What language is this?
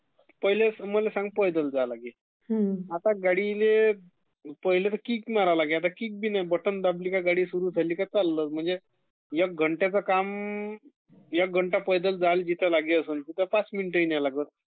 Marathi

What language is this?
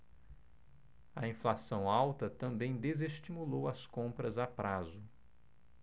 Portuguese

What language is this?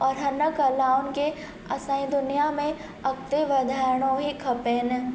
Sindhi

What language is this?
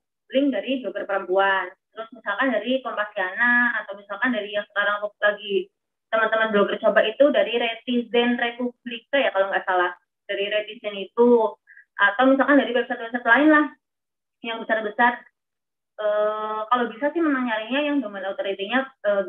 Indonesian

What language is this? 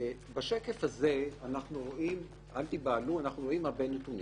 Hebrew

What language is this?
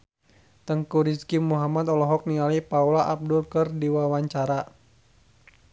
Sundanese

